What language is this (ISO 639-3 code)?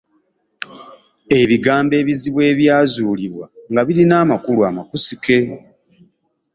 lug